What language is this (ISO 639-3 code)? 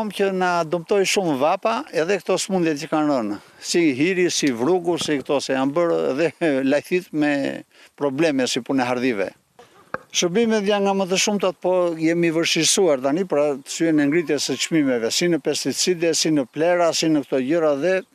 ron